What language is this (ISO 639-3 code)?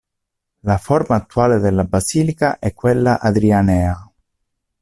ita